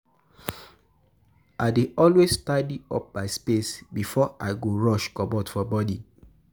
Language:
Nigerian Pidgin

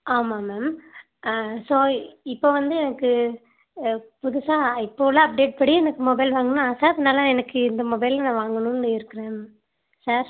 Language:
Tamil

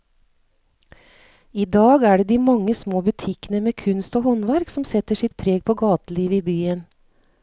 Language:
Norwegian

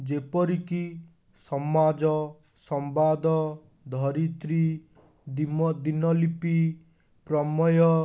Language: Odia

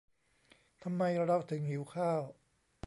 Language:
Thai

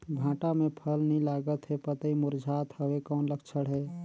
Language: Chhattisgarhi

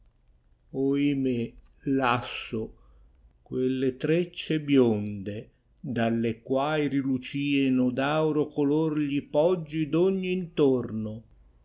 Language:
Italian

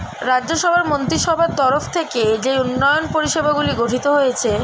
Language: Bangla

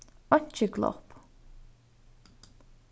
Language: Faroese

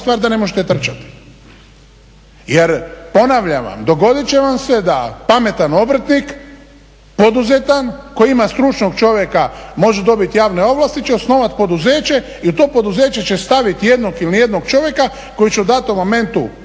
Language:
Croatian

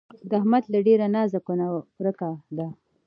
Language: Pashto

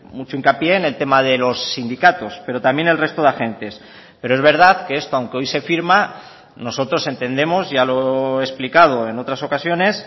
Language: Spanish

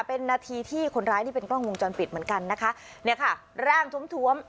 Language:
Thai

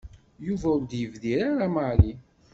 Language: Kabyle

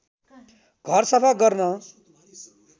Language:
Nepali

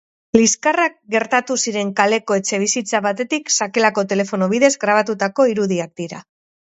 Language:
Basque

